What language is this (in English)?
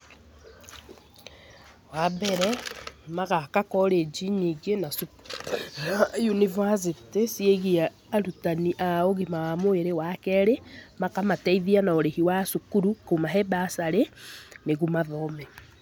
Kikuyu